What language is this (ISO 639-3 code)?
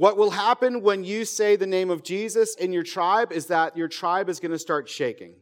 eng